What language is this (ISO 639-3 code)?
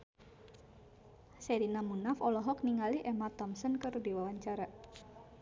sun